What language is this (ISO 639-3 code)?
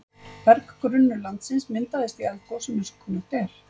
isl